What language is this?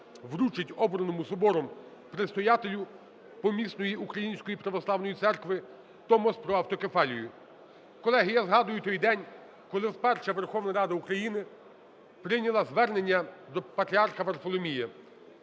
Ukrainian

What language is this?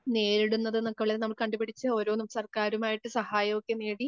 Malayalam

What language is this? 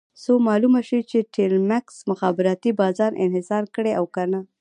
Pashto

